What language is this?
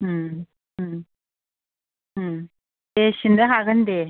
Bodo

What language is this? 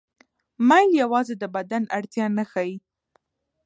Pashto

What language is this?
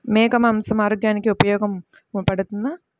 Telugu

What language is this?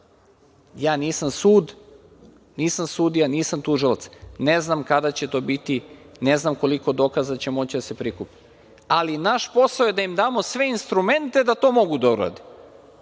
Serbian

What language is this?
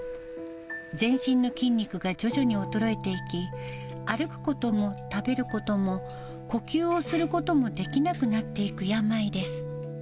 Japanese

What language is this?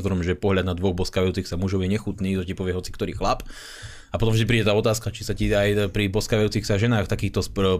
Slovak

